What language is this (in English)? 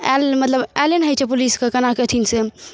Maithili